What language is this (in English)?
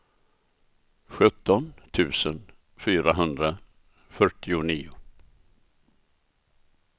Swedish